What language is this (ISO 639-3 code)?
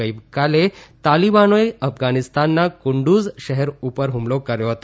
guj